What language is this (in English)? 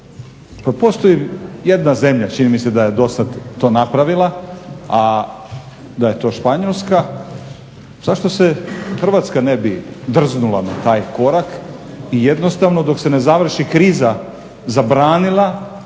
Croatian